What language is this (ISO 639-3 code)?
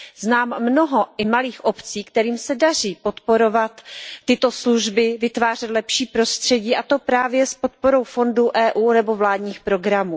ces